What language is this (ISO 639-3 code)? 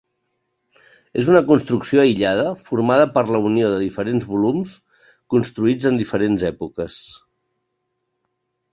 cat